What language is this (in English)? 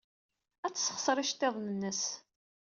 Kabyle